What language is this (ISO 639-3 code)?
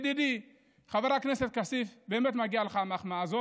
heb